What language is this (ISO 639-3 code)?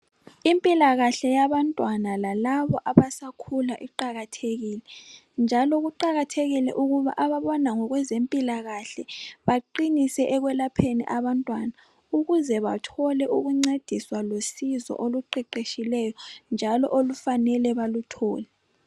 nde